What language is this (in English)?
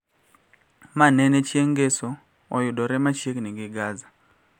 Luo (Kenya and Tanzania)